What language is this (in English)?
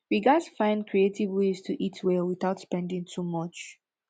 Nigerian Pidgin